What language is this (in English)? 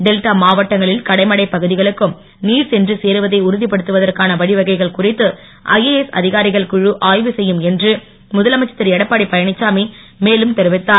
Tamil